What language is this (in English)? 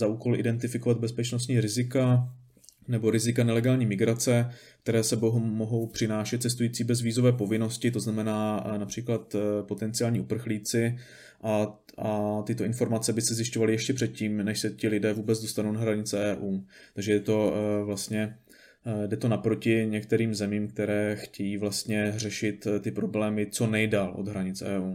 Czech